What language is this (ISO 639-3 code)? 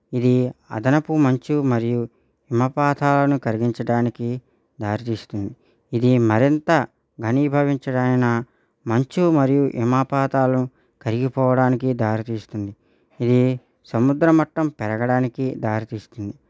tel